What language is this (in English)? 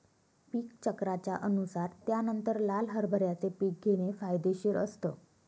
Marathi